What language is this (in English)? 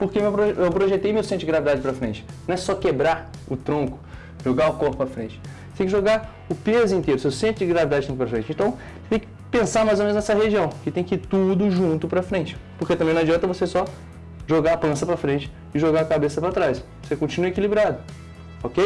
Portuguese